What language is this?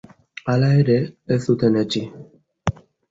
Basque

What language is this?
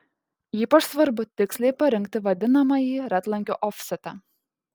Lithuanian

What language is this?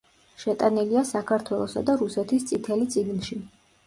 Georgian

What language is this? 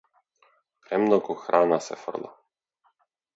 Macedonian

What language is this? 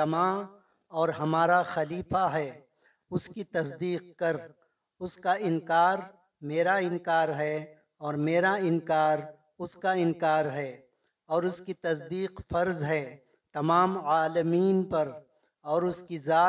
Urdu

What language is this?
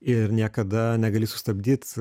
Lithuanian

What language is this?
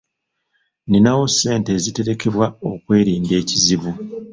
Ganda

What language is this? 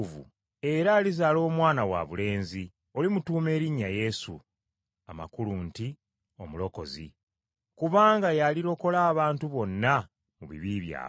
Ganda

